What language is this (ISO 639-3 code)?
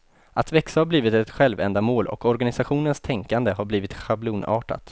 swe